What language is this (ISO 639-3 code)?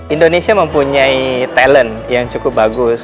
ind